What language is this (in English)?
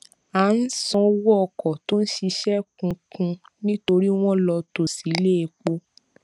Yoruba